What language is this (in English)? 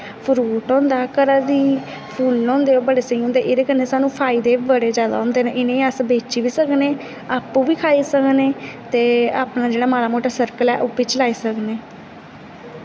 Dogri